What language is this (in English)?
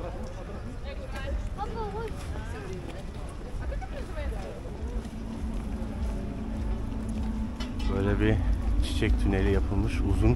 Turkish